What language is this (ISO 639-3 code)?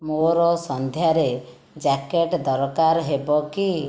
ori